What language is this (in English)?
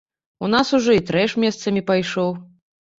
Belarusian